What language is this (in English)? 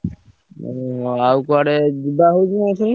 Odia